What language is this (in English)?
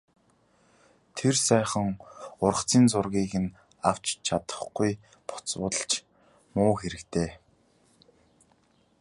Mongolian